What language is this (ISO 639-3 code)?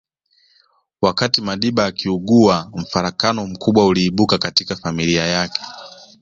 swa